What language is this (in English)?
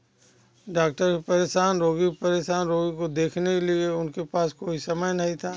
Hindi